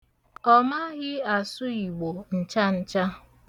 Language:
Igbo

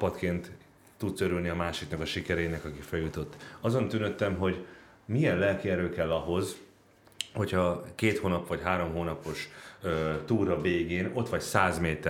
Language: Hungarian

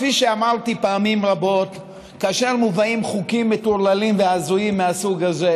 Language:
Hebrew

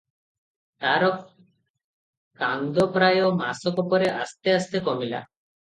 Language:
Odia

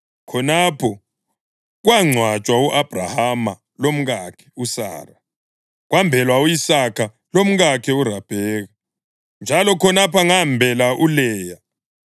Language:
North Ndebele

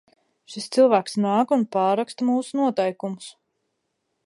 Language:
Latvian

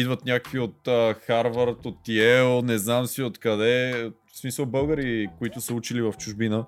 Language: Bulgarian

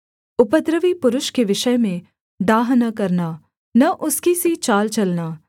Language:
Hindi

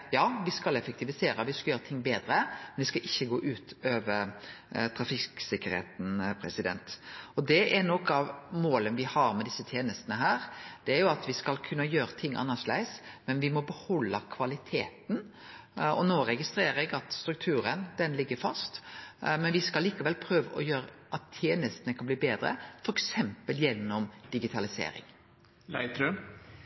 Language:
Norwegian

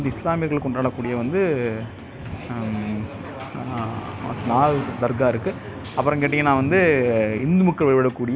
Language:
Tamil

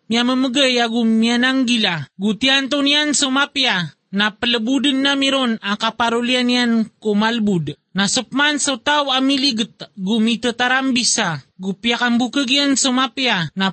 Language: Filipino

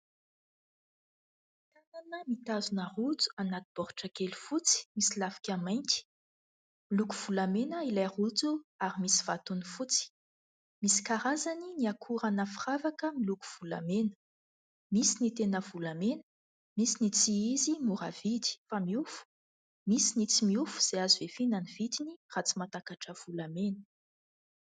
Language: Malagasy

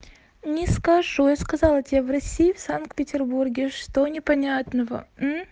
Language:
Russian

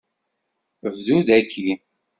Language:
Kabyle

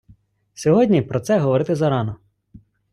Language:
Ukrainian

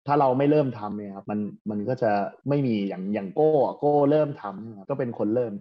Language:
Thai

